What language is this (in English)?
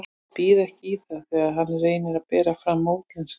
Icelandic